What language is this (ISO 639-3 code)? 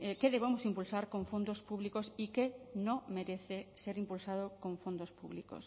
spa